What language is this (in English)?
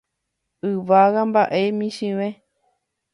Guarani